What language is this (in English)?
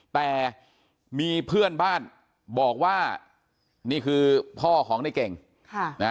Thai